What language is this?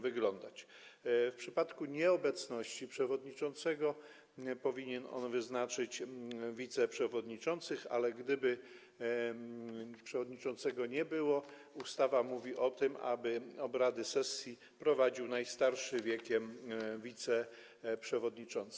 Polish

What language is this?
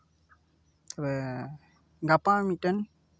Santali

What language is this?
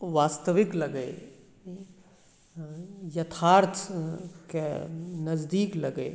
Maithili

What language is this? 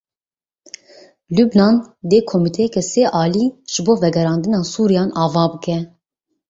Kurdish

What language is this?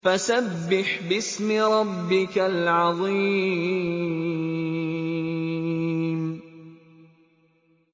Arabic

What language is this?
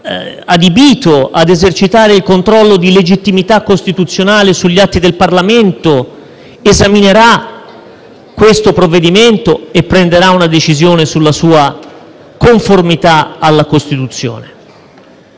Italian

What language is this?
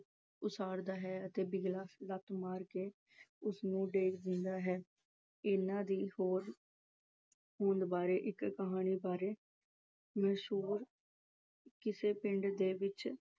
Punjabi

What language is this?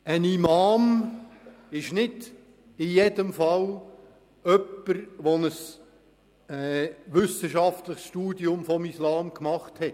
Swiss German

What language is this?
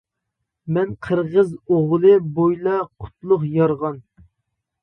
Uyghur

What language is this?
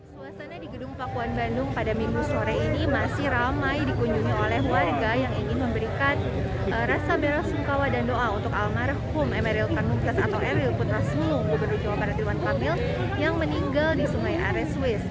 Indonesian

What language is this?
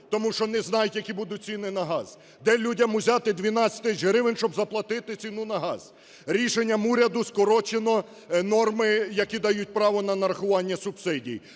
Ukrainian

